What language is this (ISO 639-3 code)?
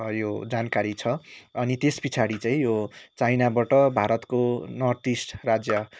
nep